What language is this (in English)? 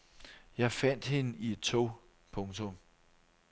Danish